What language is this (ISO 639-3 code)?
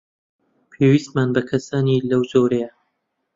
ckb